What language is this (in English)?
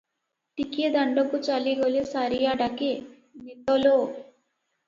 Odia